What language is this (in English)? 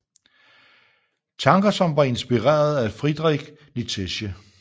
Danish